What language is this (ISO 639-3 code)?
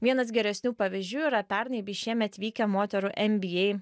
lit